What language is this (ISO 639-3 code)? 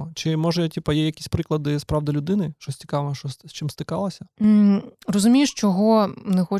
ukr